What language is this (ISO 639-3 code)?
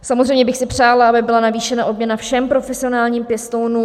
ces